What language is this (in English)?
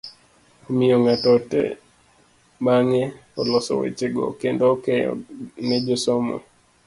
Luo (Kenya and Tanzania)